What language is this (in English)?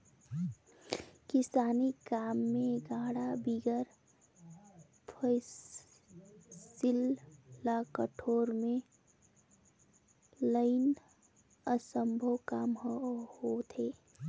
Chhattisgarhi